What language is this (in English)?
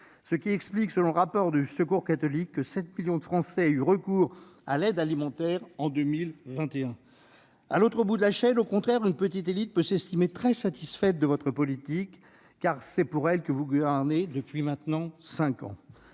French